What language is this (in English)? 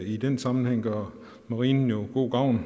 Danish